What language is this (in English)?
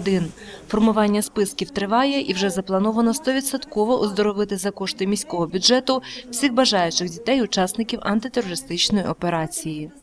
Ukrainian